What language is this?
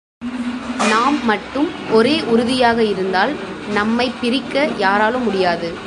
Tamil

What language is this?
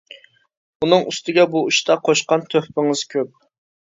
Uyghur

